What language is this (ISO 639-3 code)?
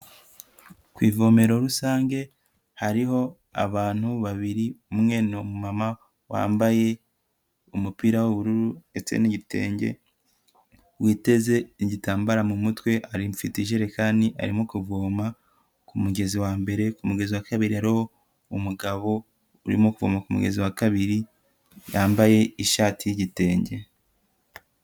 kin